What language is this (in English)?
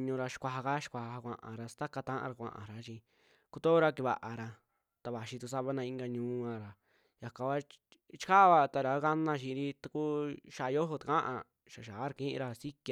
Western Juxtlahuaca Mixtec